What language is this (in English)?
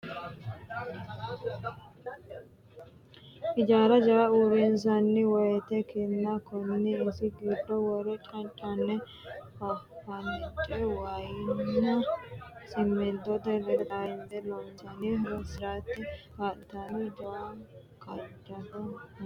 Sidamo